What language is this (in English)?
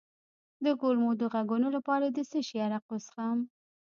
Pashto